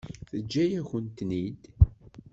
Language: Kabyle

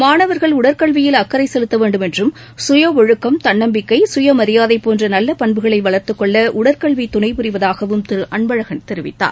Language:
Tamil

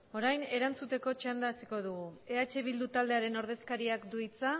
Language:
Basque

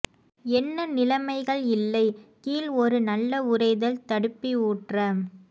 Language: Tamil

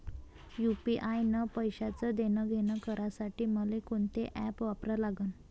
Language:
Marathi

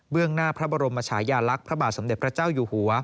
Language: Thai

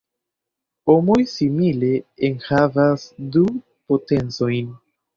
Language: Esperanto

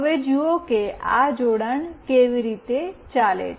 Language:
Gujarati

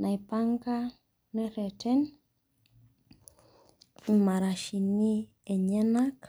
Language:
Masai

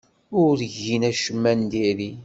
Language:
Kabyle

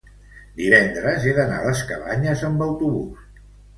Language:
Catalan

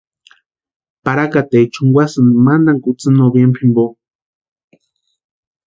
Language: Western Highland Purepecha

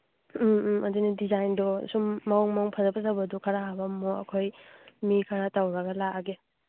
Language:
Manipuri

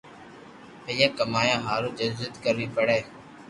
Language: Loarki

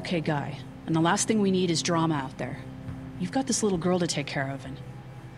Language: Czech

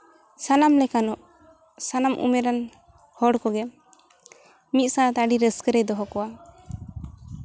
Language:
Santali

